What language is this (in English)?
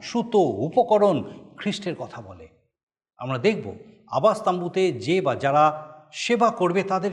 Bangla